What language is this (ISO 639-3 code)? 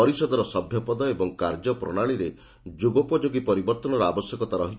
ori